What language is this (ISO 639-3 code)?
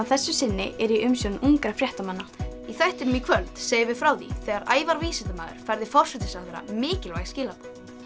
isl